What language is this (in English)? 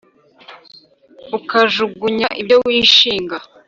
Kinyarwanda